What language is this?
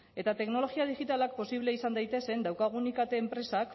Basque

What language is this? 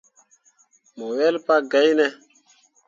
Mundang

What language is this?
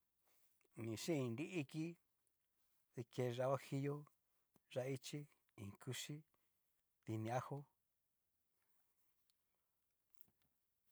Cacaloxtepec Mixtec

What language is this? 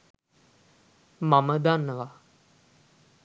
Sinhala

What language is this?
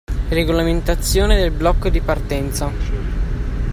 Italian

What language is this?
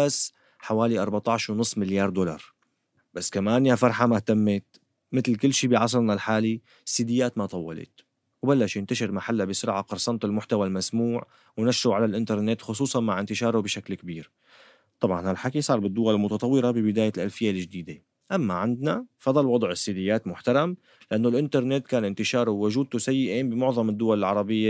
Arabic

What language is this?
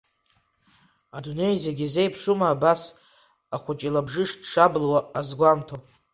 Abkhazian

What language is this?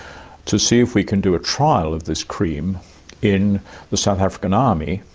English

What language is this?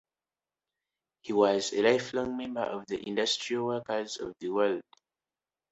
English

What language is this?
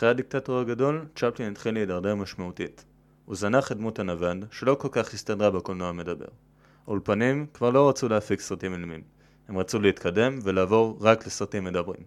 Hebrew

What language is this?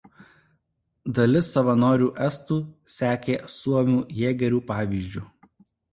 Lithuanian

